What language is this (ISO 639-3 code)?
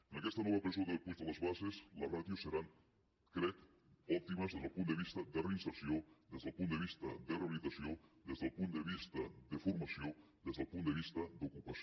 cat